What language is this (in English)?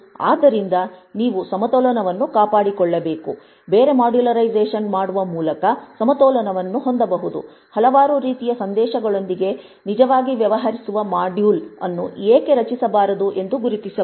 Kannada